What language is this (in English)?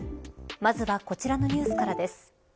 Japanese